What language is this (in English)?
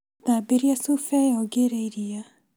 Kikuyu